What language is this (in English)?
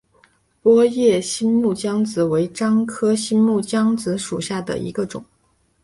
Chinese